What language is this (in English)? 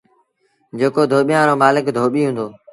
Sindhi Bhil